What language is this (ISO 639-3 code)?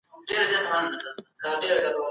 pus